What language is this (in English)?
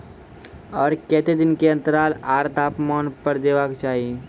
Maithili